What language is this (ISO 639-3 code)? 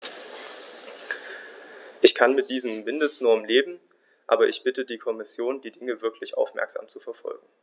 deu